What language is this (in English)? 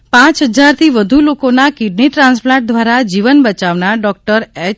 Gujarati